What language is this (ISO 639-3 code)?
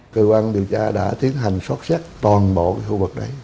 vie